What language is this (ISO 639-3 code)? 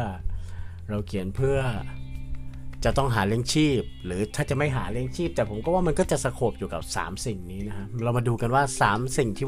tha